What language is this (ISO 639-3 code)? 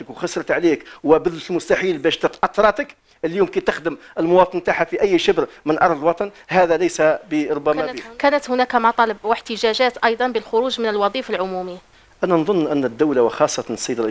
ara